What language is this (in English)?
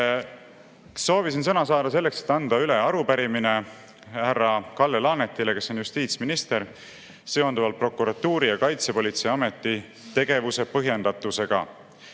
Estonian